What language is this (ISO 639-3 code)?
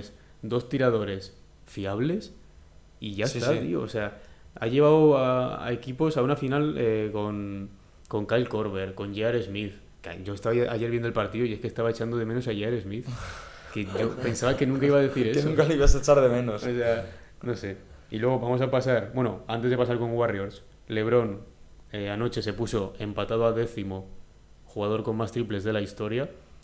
spa